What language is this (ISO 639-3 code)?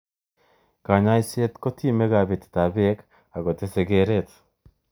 kln